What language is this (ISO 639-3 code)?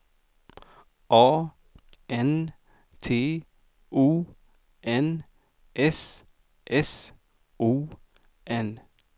swe